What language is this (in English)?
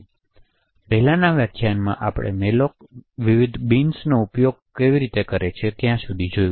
Gujarati